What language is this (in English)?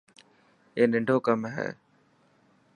Dhatki